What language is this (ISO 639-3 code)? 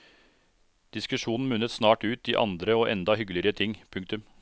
nor